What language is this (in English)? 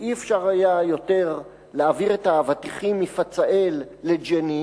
Hebrew